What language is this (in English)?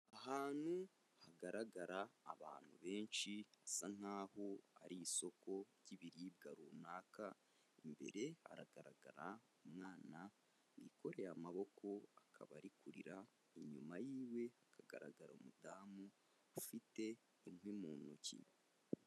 Kinyarwanda